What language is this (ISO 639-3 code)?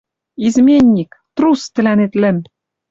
mrj